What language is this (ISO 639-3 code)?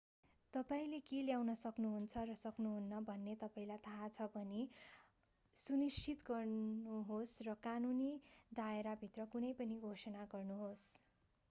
nep